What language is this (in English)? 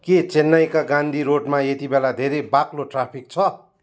Nepali